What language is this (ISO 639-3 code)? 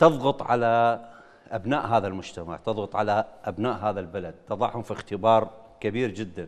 ara